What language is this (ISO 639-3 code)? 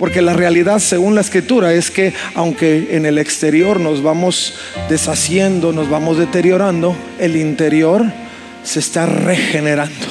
spa